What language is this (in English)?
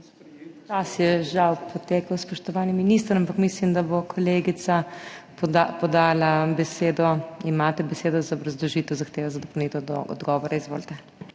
Slovenian